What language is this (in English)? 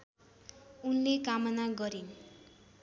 Nepali